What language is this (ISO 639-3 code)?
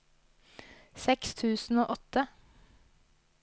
nor